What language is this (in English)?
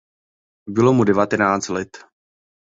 Czech